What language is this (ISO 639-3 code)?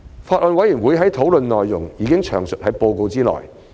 yue